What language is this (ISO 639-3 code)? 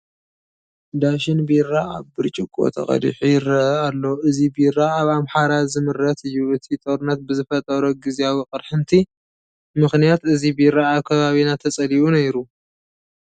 tir